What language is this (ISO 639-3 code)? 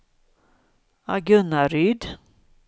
swe